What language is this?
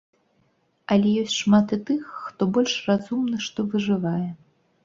Belarusian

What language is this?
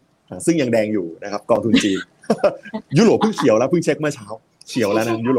Thai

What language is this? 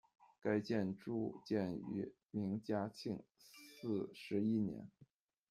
Chinese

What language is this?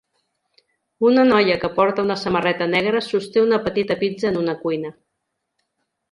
Catalan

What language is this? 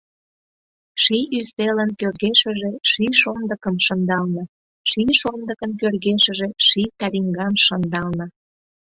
Mari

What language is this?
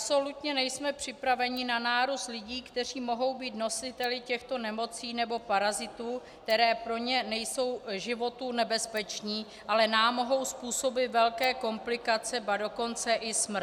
Czech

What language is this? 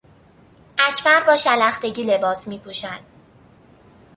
Persian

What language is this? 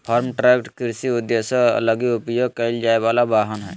Magahi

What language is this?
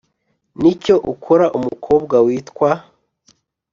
Kinyarwanda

